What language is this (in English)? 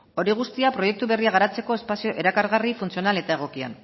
Basque